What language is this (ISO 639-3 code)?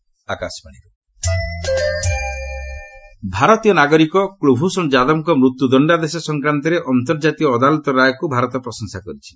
ori